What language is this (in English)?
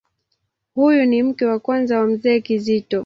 Swahili